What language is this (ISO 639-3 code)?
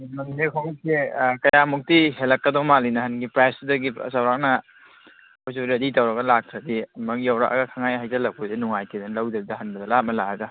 mni